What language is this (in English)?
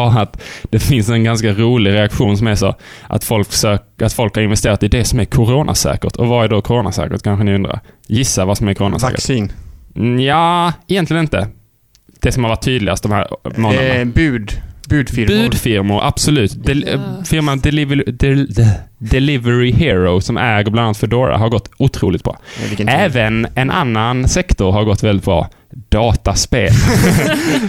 Swedish